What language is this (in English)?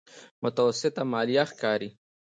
Pashto